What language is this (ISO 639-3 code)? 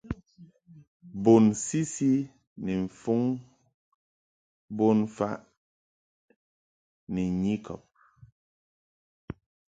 mhk